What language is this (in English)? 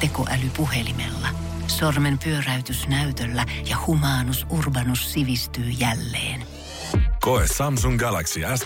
Finnish